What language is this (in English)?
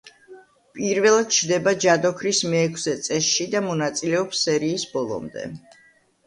Georgian